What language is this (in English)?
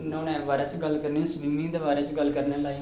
Dogri